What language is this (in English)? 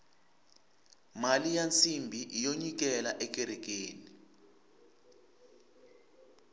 Tsonga